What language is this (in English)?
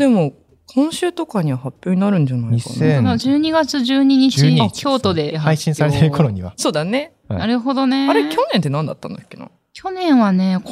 Japanese